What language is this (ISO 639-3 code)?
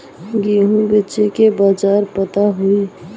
bho